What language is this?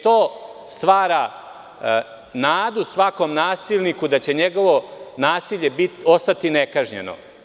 Serbian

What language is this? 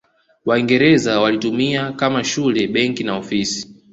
Swahili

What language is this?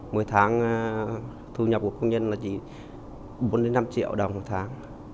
Vietnamese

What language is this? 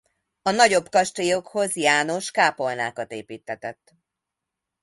Hungarian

